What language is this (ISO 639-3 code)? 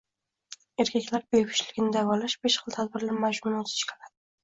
uzb